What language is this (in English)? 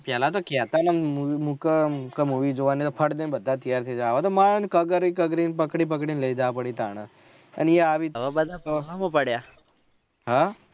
Gujarati